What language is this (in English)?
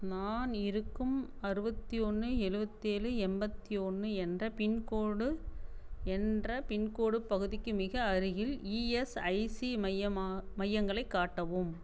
Tamil